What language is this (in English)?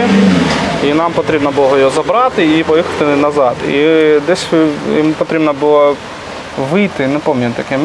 Ukrainian